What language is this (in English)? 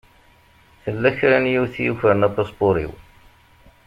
Kabyle